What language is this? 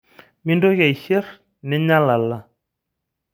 Masai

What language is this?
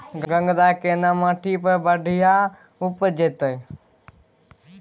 Maithili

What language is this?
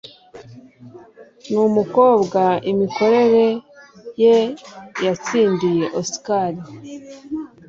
Kinyarwanda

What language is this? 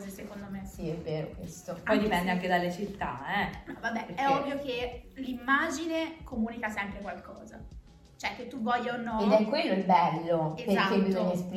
Italian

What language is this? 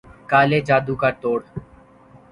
Urdu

